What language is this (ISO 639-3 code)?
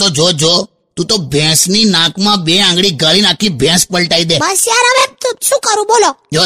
hin